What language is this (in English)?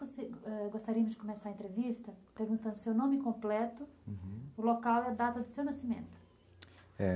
Portuguese